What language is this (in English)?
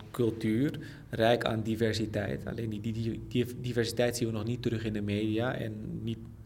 Dutch